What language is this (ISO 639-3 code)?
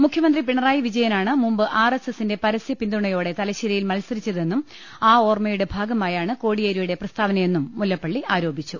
mal